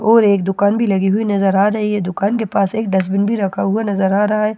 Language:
Hindi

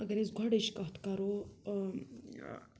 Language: Kashmiri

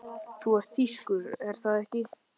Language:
Icelandic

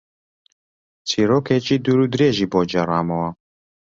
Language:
Central Kurdish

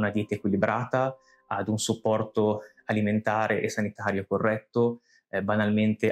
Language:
Italian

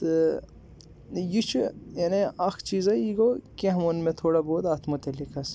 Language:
Kashmiri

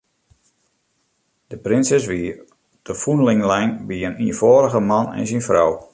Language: Western Frisian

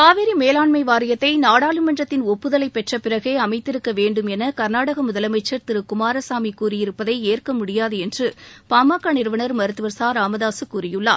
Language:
Tamil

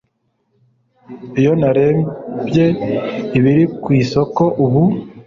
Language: Kinyarwanda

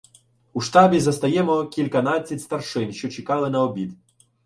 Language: Ukrainian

